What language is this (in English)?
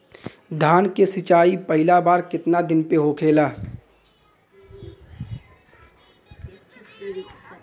Bhojpuri